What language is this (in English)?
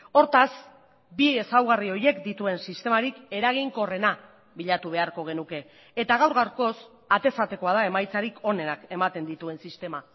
Basque